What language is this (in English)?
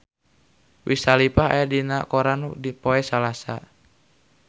Sundanese